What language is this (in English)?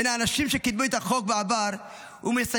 Hebrew